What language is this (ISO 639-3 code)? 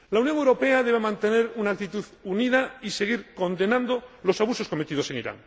spa